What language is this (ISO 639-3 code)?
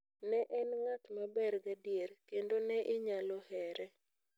luo